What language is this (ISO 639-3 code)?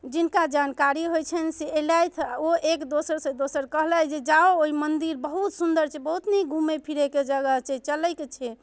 mai